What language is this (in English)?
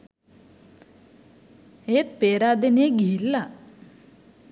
Sinhala